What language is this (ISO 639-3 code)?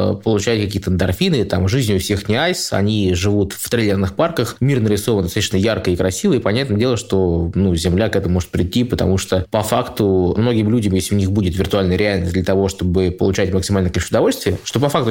rus